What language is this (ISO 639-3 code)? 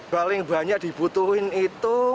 ind